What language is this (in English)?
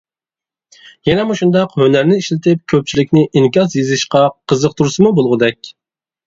Uyghur